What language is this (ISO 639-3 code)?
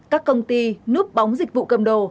vie